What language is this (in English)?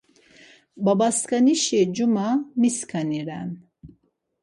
Laz